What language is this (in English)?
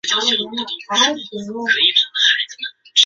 Chinese